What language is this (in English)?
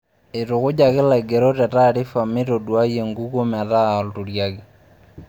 Masai